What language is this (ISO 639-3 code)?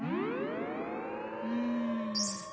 jpn